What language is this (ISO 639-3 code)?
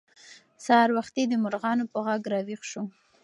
pus